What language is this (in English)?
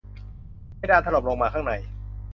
Thai